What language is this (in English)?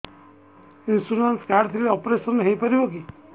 Odia